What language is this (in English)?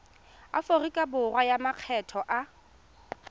Tswana